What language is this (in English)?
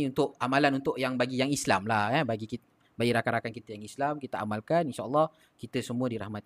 Malay